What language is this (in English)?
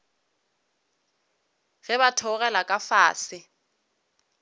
Northern Sotho